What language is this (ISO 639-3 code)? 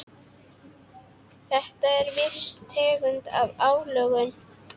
isl